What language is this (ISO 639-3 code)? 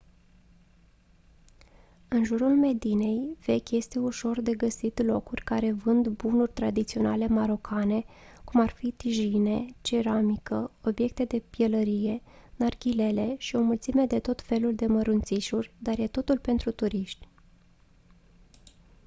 ron